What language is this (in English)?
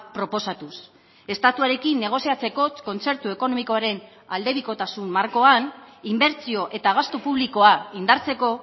Basque